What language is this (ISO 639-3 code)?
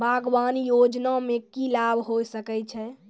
mai